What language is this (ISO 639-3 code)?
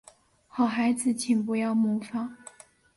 zho